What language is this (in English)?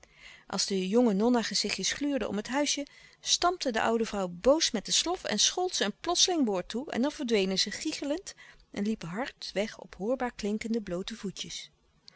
Dutch